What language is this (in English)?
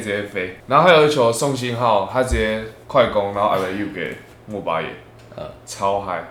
Chinese